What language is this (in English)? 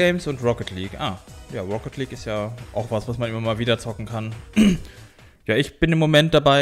German